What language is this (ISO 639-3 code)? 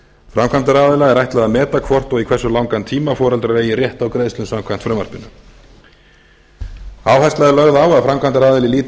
isl